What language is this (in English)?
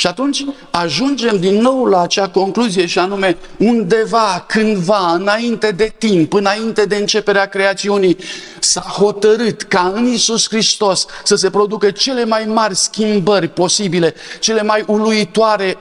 Romanian